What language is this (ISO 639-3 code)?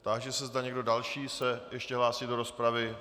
ces